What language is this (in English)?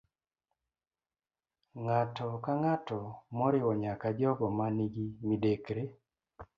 Luo (Kenya and Tanzania)